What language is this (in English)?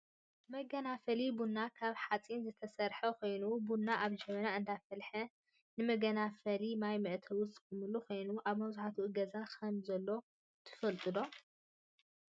Tigrinya